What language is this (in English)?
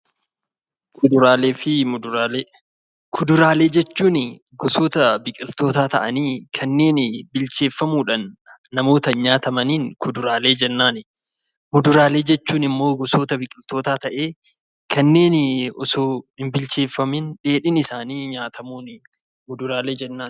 Oromo